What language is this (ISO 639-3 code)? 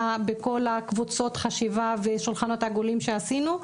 heb